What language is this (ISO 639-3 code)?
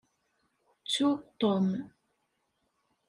kab